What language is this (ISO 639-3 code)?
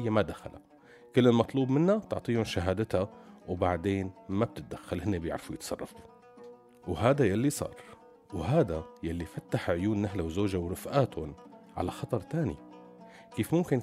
ara